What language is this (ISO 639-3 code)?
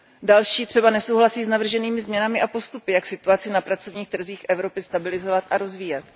ces